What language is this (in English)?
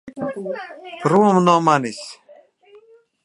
Latvian